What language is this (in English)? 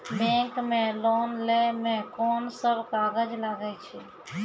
Maithili